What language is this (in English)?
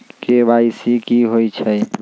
Magahi